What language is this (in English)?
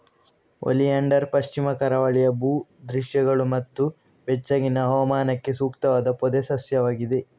Kannada